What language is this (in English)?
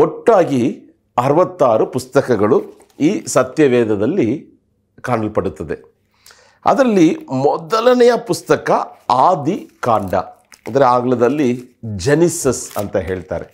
Kannada